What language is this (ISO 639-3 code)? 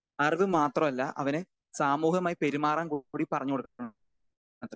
mal